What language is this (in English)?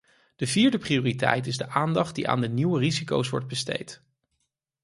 Dutch